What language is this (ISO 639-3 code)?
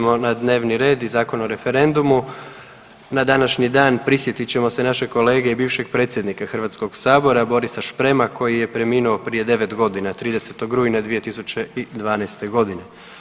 hrv